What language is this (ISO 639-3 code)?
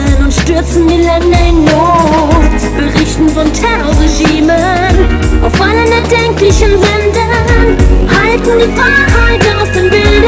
ita